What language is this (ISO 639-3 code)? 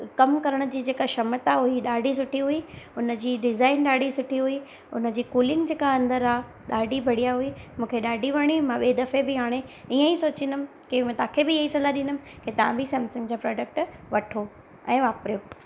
snd